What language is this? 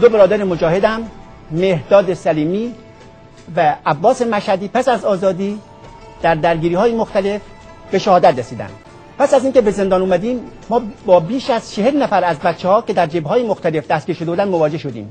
Persian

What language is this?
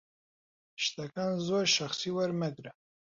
Central Kurdish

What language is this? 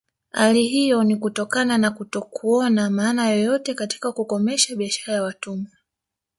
Swahili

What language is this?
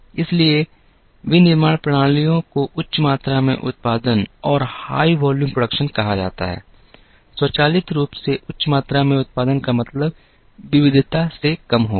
Hindi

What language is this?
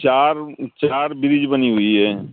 Urdu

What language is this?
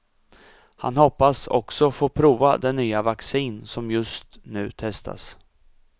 Swedish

